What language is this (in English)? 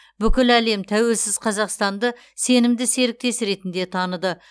Kazakh